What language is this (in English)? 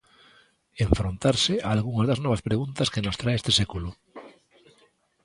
Galician